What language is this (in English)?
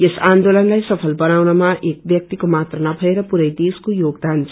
Nepali